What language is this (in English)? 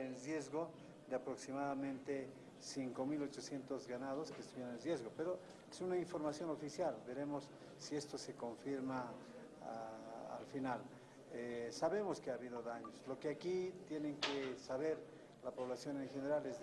Spanish